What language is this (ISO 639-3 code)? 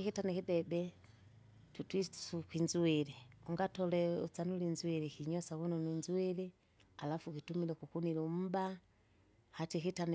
zga